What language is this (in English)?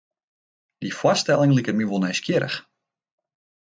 Western Frisian